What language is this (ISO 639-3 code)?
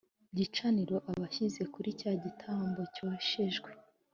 kin